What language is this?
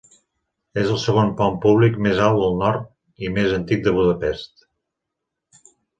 Catalan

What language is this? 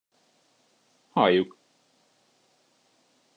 Hungarian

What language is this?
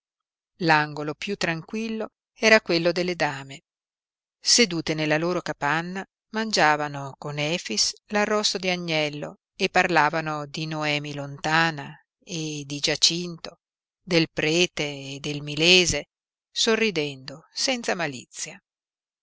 Italian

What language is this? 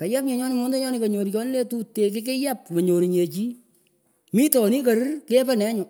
Pökoot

